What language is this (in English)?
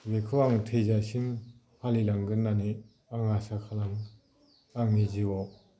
Bodo